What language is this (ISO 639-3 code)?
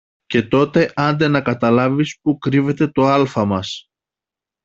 ell